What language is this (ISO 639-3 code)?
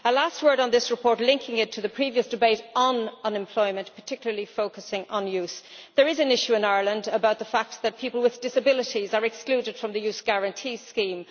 eng